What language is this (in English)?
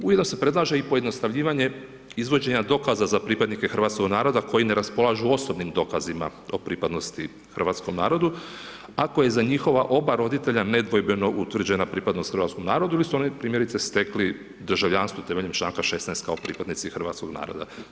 Croatian